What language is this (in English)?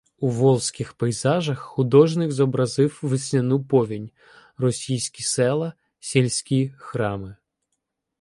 Ukrainian